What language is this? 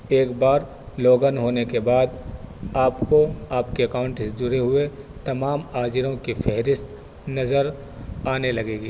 Urdu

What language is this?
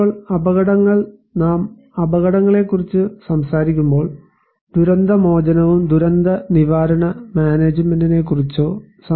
Malayalam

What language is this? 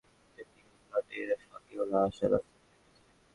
Bangla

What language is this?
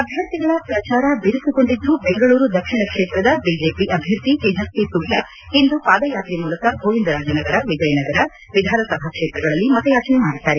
Kannada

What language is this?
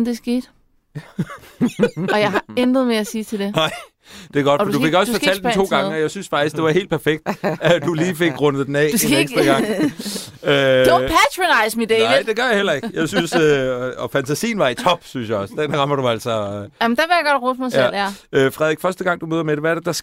Danish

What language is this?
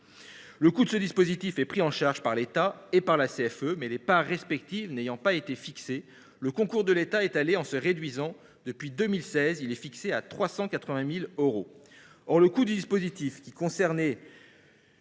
French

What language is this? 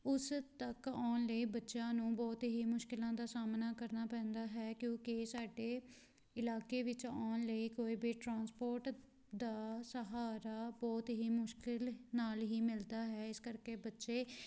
Punjabi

